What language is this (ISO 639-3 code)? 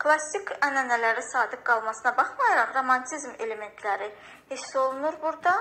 tur